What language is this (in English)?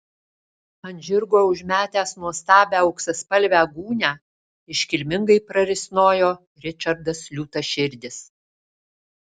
Lithuanian